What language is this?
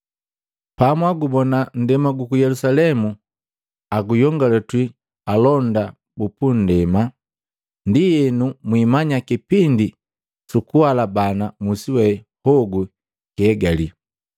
Matengo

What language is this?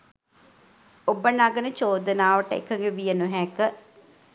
Sinhala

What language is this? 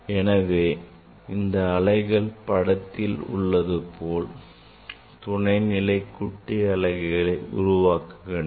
Tamil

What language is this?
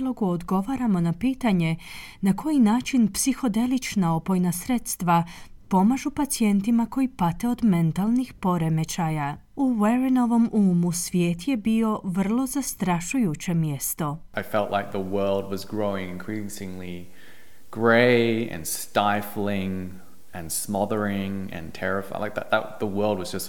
Croatian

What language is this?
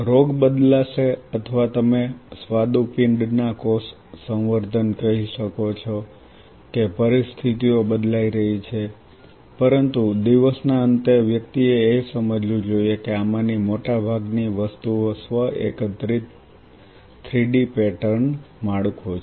Gujarati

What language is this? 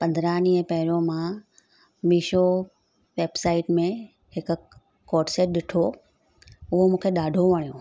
Sindhi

